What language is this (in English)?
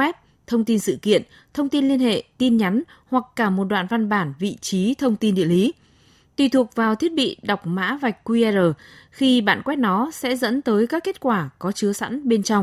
Vietnamese